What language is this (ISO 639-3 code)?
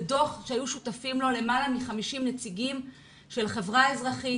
heb